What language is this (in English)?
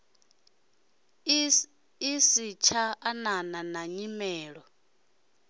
Venda